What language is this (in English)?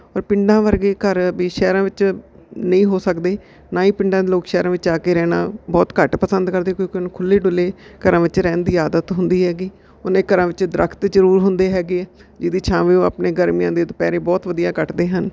Punjabi